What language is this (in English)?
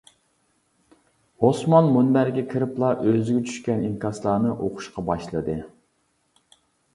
Uyghur